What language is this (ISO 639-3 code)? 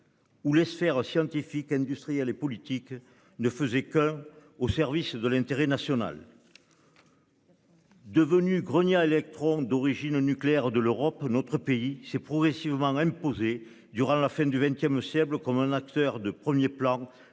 fra